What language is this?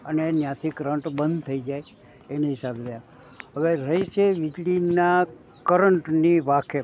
Gujarati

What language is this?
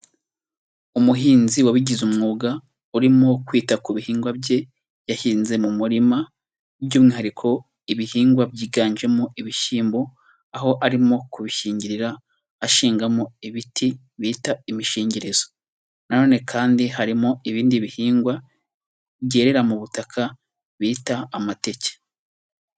Kinyarwanda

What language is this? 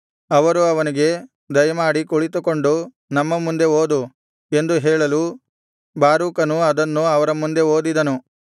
Kannada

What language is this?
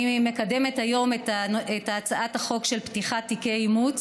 Hebrew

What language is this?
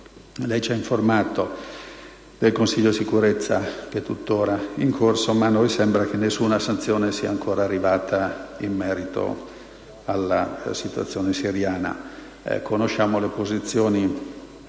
Italian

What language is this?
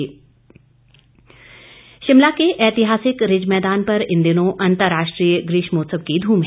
Hindi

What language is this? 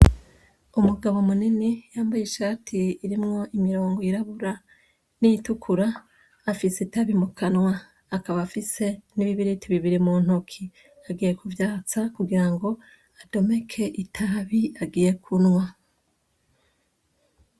Rundi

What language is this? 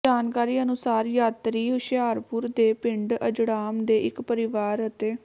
Punjabi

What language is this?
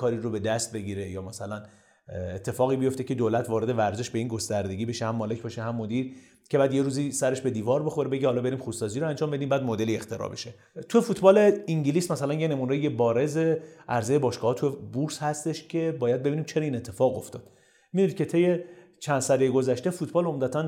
Persian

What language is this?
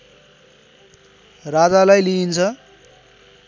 Nepali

